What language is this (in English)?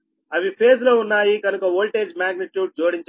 Telugu